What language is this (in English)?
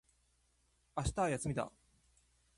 Japanese